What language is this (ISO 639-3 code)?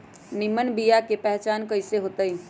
mag